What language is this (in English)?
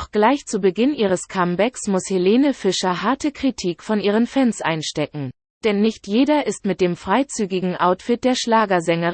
German